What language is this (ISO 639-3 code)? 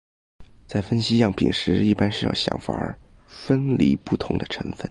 zho